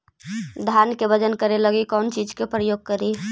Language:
Magahi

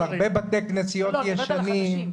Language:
Hebrew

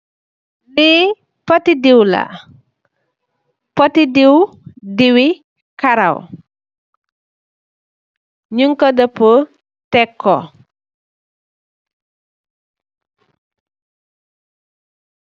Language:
Wolof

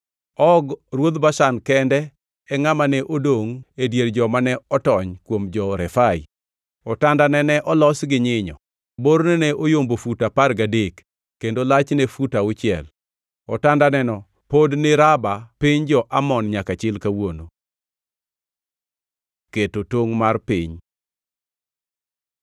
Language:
Luo (Kenya and Tanzania)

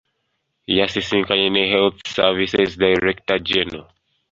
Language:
Ganda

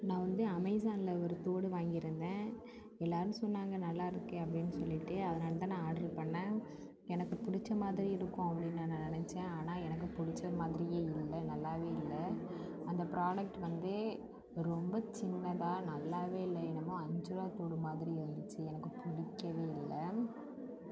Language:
Tamil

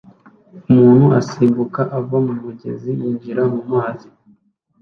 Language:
Kinyarwanda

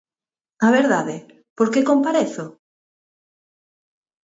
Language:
Galician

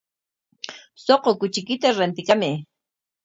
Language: Corongo Ancash Quechua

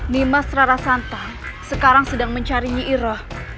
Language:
Indonesian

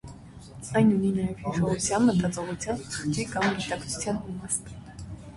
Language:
Armenian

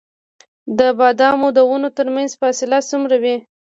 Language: Pashto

